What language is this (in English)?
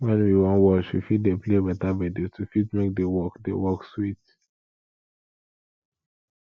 Nigerian Pidgin